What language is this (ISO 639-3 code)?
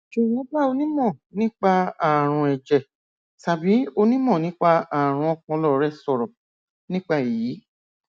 yor